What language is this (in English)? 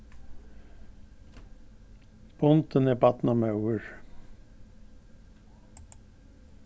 Faroese